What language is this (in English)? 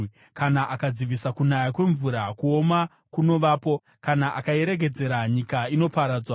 Shona